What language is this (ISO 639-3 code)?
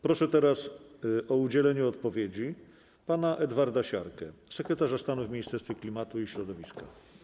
pol